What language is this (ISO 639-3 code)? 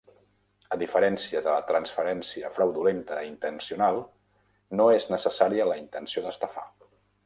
cat